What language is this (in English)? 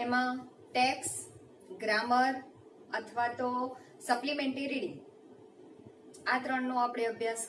Hindi